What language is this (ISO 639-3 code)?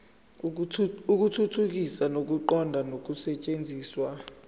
zul